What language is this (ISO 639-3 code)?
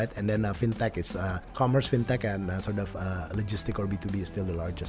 ind